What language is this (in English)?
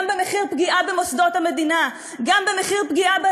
Hebrew